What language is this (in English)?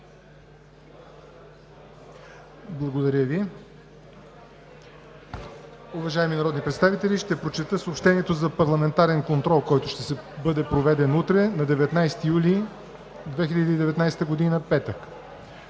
Bulgarian